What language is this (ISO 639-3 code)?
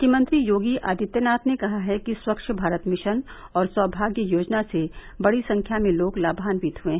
hin